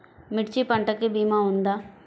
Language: Telugu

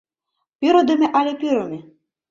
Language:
Mari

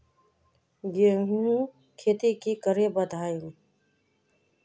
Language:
Magahi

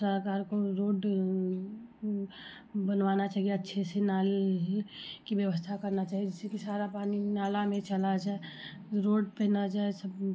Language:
Hindi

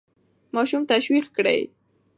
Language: Pashto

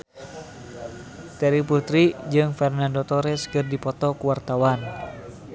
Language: Sundanese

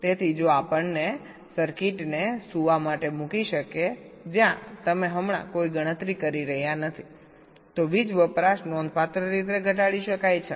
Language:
Gujarati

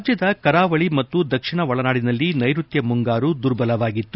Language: Kannada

